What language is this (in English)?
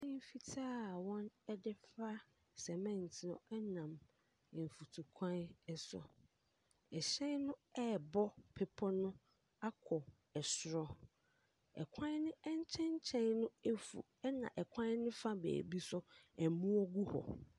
Akan